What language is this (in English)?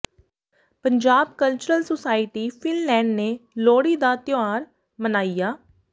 Punjabi